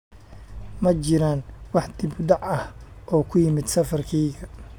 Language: Somali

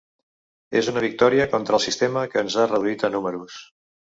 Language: Catalan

